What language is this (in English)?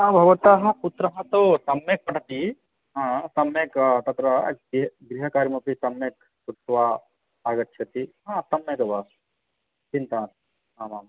Sanskrit